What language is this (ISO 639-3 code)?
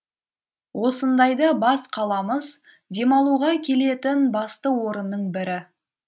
kaz